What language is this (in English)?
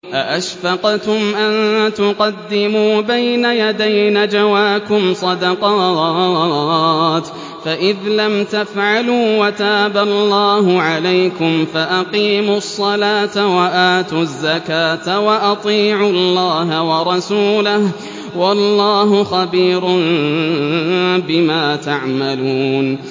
Arabic